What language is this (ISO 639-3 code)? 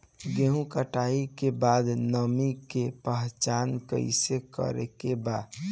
bho